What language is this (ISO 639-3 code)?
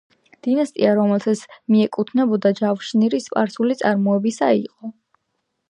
kat